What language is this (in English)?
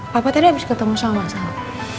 Indonesian